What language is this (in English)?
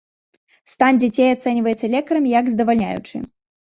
Belarusian